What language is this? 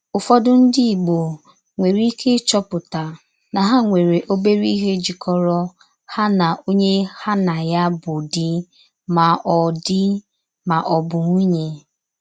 Igbo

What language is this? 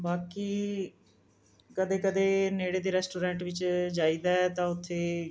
Punjabi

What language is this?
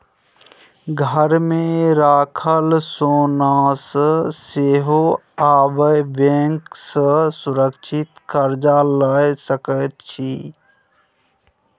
Maithili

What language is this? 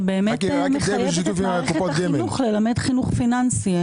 Hebrew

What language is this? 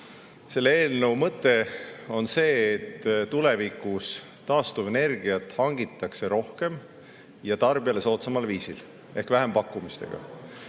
Estonian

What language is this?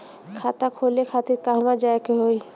Bhojpuri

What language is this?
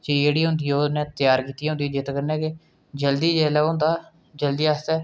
Dogri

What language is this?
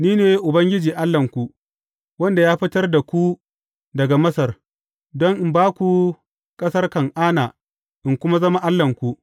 Hausa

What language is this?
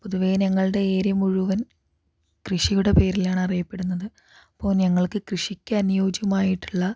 Malayalam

